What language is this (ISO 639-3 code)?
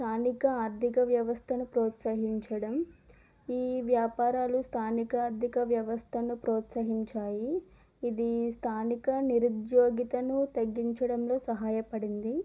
tel